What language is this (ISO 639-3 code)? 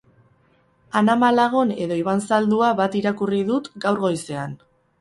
eus